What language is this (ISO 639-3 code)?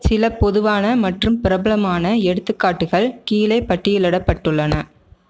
tam